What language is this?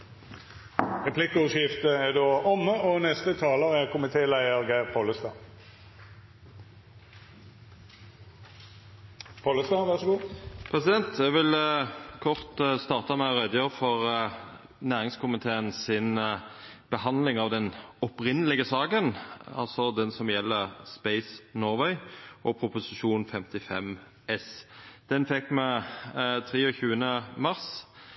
Norwegian Nynorsk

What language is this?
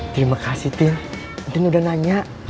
Indonesian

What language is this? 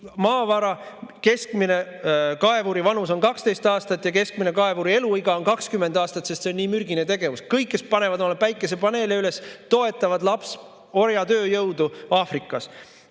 Estonian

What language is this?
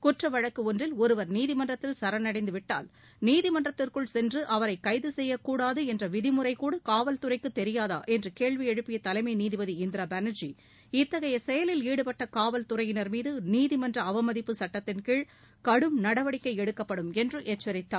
Tamil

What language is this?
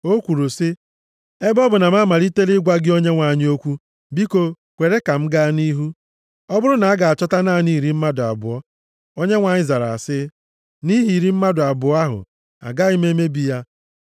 Igbo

